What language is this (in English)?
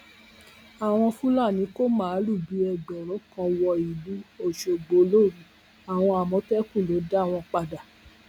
Yoruba